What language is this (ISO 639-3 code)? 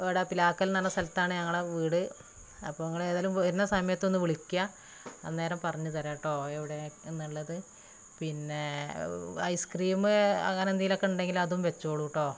mal